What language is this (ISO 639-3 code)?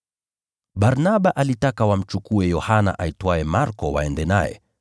swa